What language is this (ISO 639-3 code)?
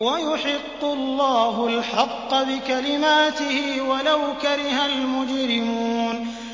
ara